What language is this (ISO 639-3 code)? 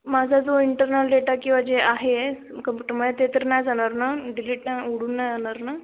mar